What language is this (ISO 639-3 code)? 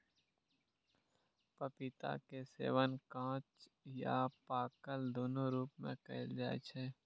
mai